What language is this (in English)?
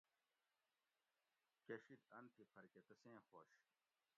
Gawri